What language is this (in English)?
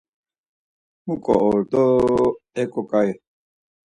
Laz